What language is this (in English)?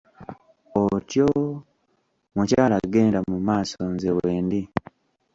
Ganda